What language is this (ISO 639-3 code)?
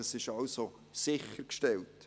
gsw